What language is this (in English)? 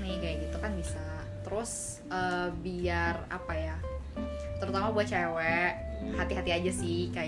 Indonesian